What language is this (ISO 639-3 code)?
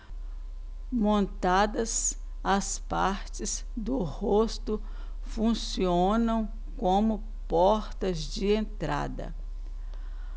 por